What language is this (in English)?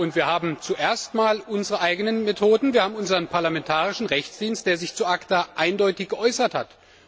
German